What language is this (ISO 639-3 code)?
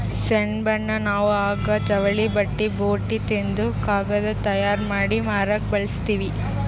kan